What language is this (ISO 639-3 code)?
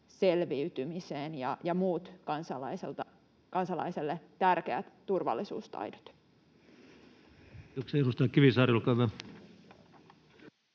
fin